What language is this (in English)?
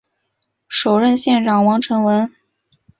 Chinese